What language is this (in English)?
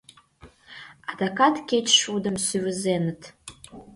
Mari